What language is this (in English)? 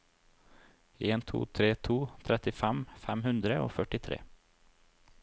Norwegian